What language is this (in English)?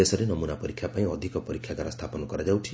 Odia